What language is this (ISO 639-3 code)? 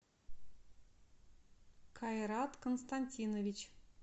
rus